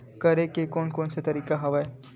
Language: Chhattisgarhi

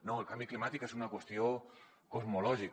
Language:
Catalan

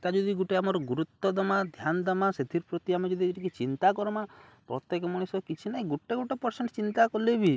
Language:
Odia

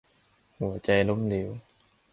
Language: Thai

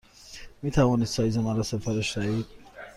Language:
Persian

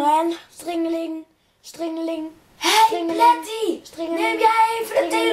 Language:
Dutch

